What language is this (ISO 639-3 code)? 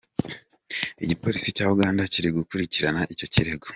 kin